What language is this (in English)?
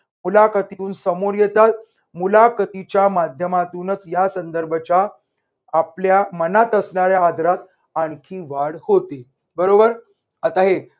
Marathi